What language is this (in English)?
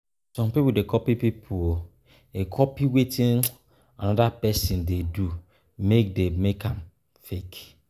Nigerian Pidgin